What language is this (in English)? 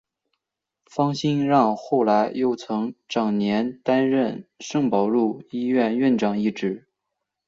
Chinese